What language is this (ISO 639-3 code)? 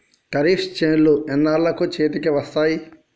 tel